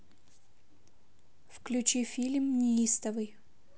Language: Russian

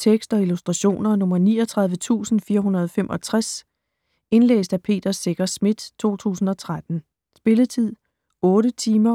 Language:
Danish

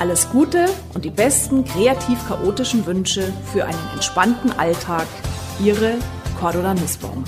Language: German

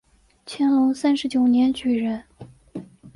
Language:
Chinese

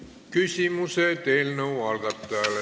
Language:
Estonian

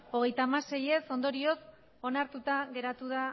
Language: Basque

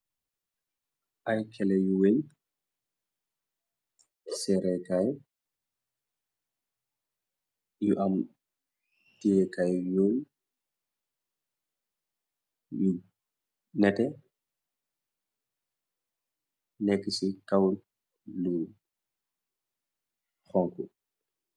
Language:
Wolof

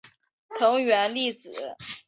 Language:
Chinese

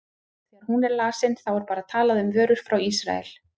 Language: Icelandic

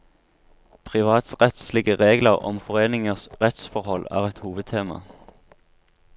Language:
Norwegian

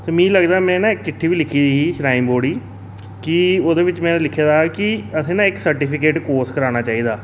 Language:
Dogri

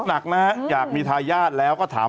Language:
Thai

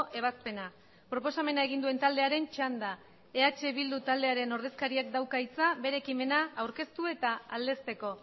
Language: Basque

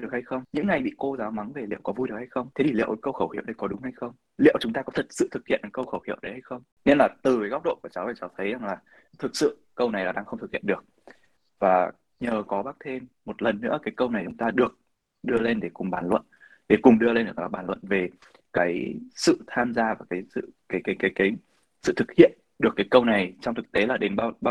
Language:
Vietnamese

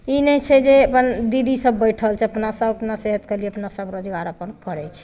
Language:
Maithili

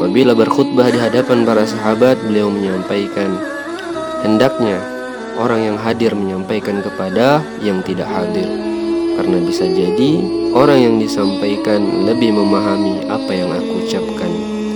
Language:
Indonesian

